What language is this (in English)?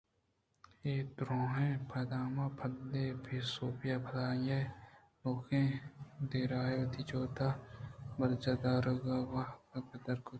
Eastern Balochi